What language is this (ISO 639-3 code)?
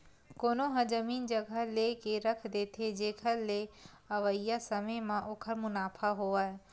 hne